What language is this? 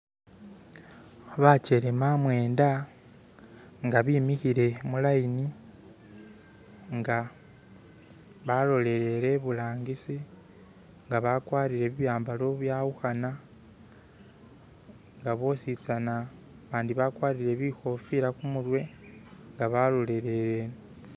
Masaaba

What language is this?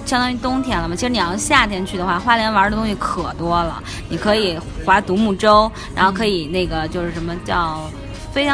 Chinese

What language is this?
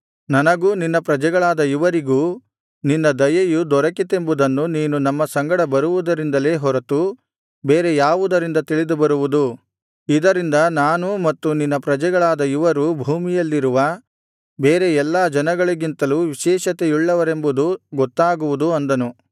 Kannada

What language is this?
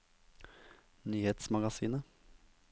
Norwegian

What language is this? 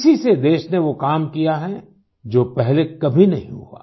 Hindi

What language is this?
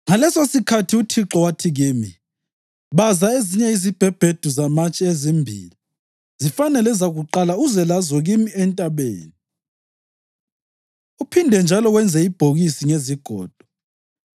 North Ndebele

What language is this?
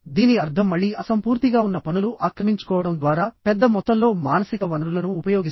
Telugu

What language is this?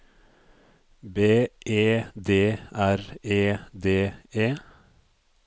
Norwegian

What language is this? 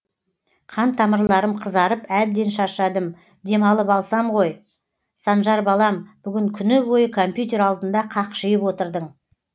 Kazakh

